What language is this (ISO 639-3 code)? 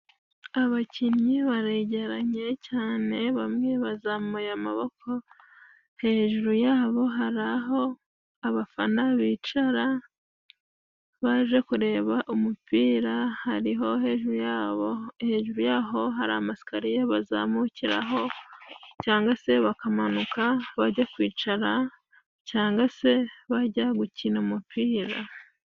kin